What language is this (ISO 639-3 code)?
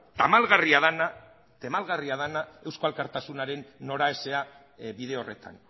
eus